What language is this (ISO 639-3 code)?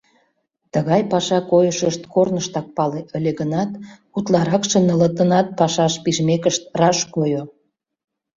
chm